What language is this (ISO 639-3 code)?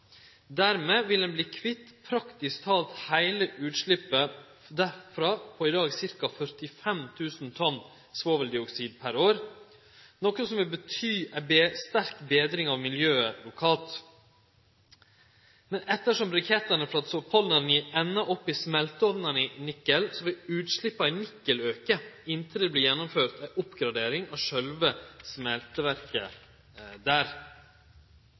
nno